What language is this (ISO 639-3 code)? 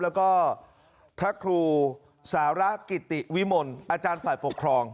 tha